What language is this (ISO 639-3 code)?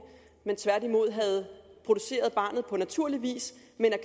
dan